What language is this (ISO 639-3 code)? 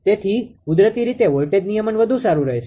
guj